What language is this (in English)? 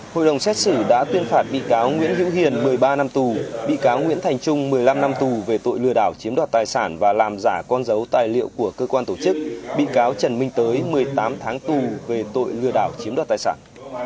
Vietnamese